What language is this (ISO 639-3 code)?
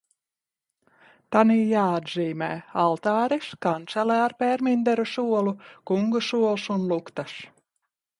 lav